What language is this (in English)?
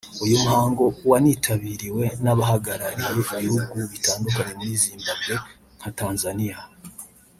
Kinyarwanda